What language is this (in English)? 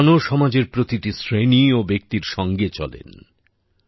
Bangla